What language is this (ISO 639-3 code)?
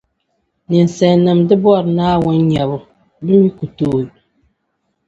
dag